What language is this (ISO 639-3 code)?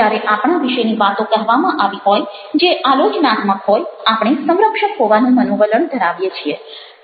guj